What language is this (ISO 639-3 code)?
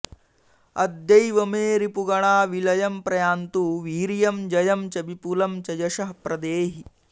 san